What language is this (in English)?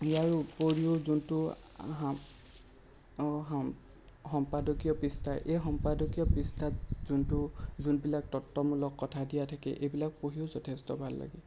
Assamese